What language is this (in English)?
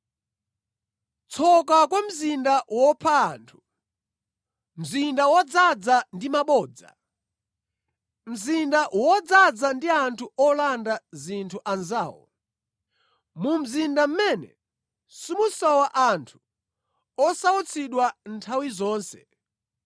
Nyanja